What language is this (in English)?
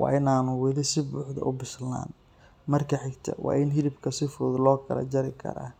Somali